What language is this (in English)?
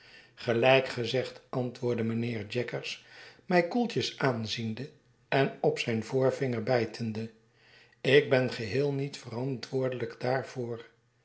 Dutch